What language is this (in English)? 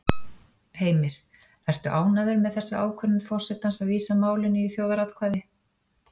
Icelandic